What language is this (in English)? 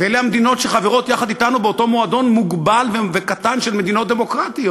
Hebrew